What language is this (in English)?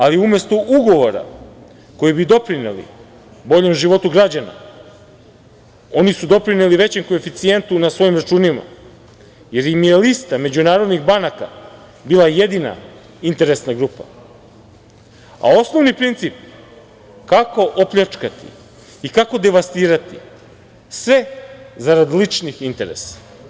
Serbian